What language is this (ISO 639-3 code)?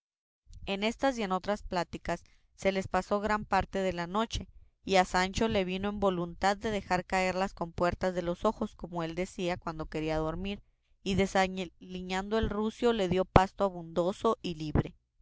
spa